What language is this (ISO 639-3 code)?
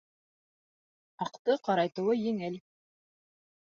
bak